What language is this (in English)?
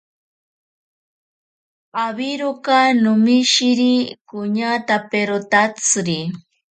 Ashéninka Perené